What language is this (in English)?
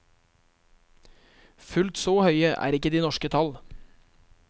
Norwegian